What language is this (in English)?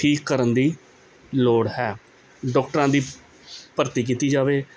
Punjabi